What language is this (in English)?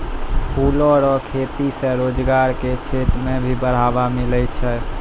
Maithili